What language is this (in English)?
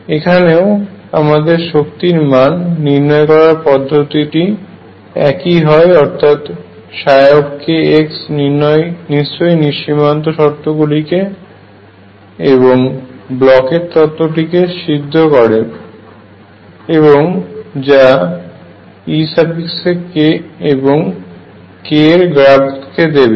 Bangla